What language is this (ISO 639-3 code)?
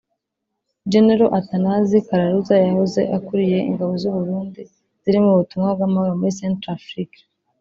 kin